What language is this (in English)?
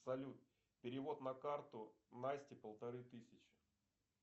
Russian